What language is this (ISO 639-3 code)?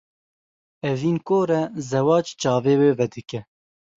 kur